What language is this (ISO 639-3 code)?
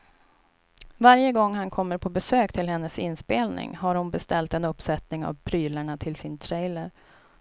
swe